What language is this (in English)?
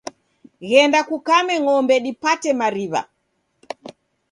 Taita